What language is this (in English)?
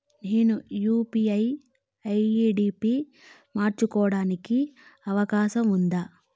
Telugu